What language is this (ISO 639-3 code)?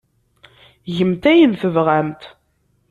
kab